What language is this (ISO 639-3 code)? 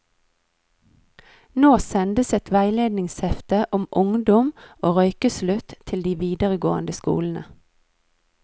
nor